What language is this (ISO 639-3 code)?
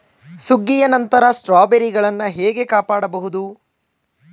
kan